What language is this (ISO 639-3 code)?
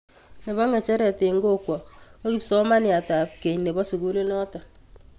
kln